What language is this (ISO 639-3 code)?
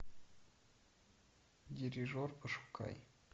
rus